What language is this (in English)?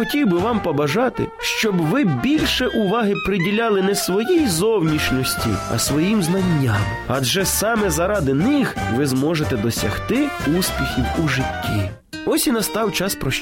Ukrainian